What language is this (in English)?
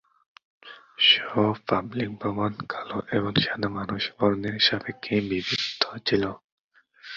Bangla